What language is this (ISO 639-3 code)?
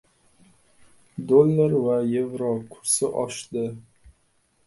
uzb